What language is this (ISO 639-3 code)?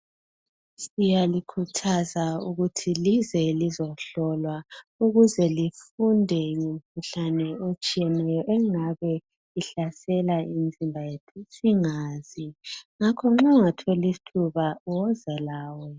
nde